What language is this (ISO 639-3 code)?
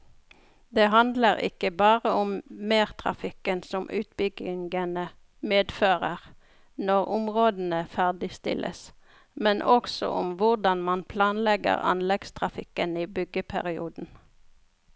nor